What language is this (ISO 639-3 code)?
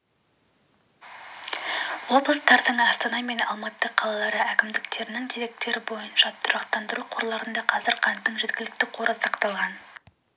kaz